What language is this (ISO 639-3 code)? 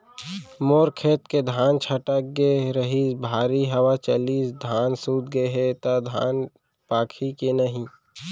hne